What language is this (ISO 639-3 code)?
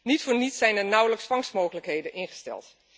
nld